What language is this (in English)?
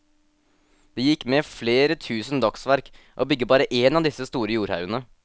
Norwegian